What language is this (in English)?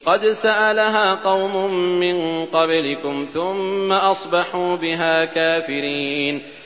Arabic